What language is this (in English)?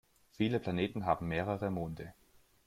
German